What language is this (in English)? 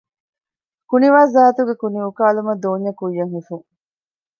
Divehi